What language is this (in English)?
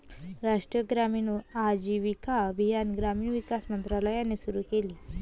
Marathi